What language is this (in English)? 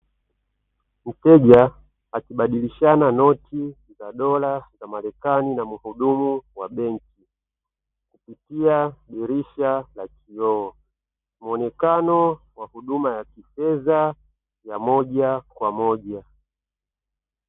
Swahili